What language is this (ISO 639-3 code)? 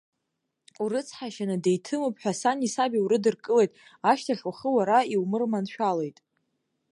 abk